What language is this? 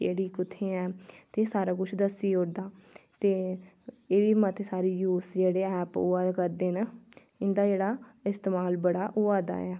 Dogri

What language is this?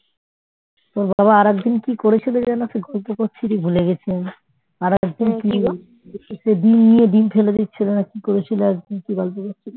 Bangla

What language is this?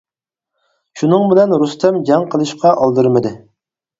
Uyghur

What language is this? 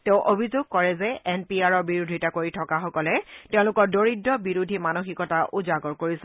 Assamese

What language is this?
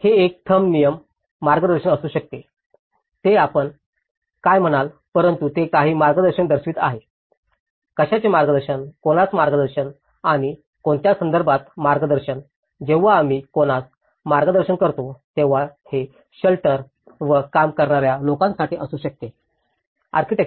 Marathi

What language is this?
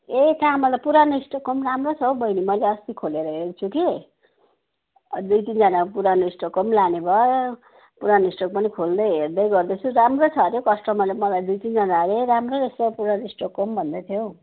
Nepali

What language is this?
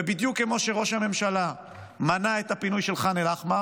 Hebrew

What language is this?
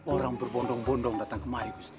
Indonesian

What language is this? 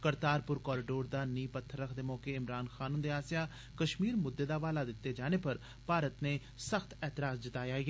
Dogri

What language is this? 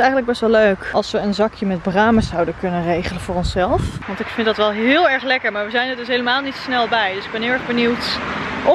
Dutch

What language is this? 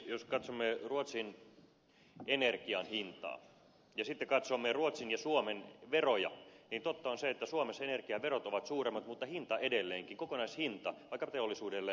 Finnish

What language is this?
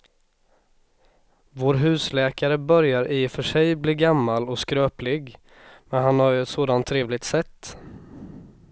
Swedish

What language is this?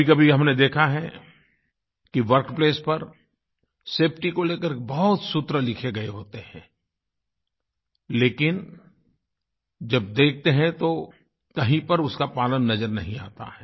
Hindi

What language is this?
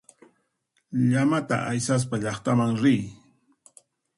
Puno Quechua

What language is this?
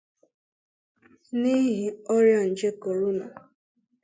Igbo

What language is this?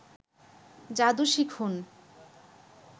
Bangla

